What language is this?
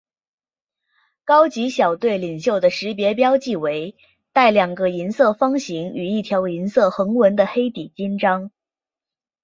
Chinese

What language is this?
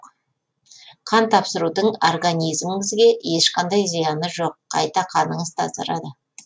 Kazakh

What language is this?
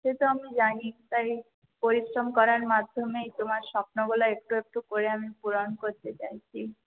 Bangla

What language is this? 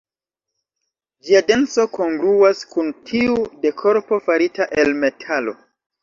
Esperanto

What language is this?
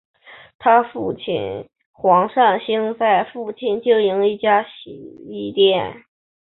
Chinese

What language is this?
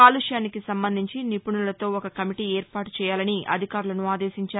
Telugu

